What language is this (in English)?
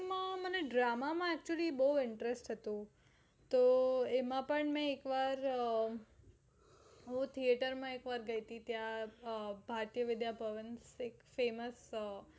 Gujarati